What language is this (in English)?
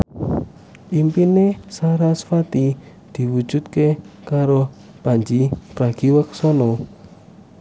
Javanese